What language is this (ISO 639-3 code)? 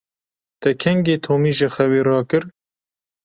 kur